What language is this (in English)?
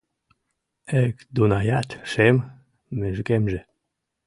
Mari